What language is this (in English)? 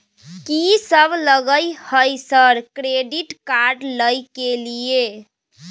Maithili